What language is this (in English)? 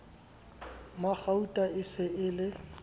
Southern Sotho